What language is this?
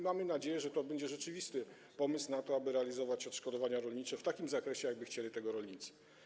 Polish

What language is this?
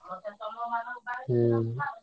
Odia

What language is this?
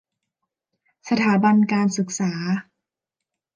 Thai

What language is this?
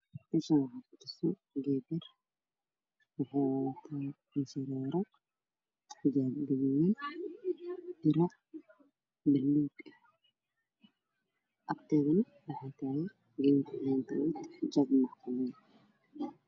Somali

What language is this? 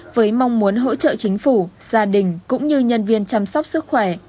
Vietnamese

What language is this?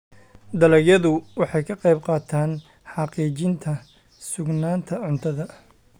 Somali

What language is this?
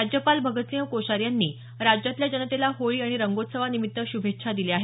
Marathi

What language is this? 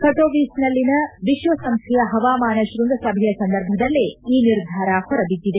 Kannada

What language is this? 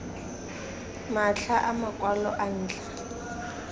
Tswana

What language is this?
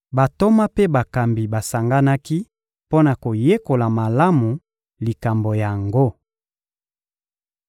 Lingala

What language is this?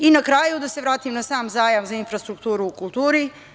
Serbian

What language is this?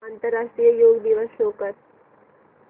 Marathi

